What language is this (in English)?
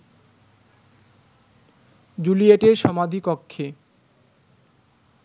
Bangla